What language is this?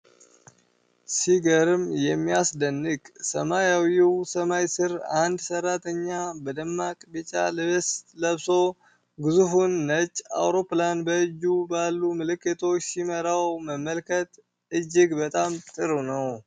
Amharic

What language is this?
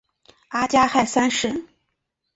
Chinese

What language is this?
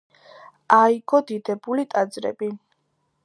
Georgian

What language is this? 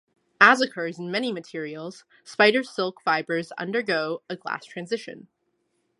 English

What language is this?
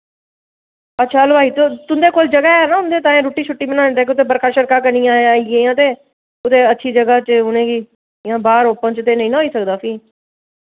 Dogri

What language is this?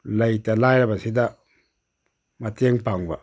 Manipuri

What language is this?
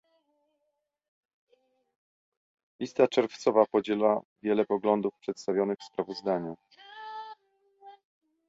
Polish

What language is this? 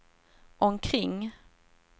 Swedish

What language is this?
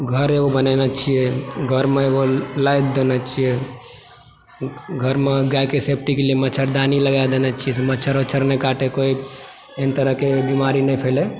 Maithili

